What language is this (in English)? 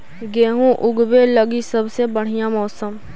Magahi